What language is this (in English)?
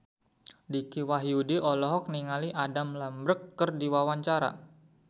Sundanese